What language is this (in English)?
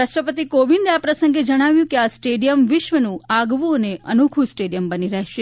Gujarati